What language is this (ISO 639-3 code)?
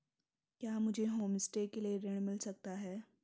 hin